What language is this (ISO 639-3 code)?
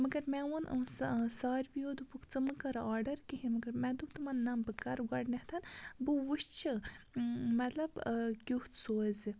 kas